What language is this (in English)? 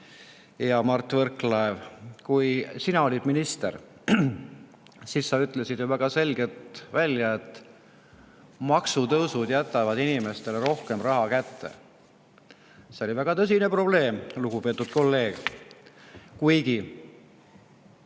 Estonian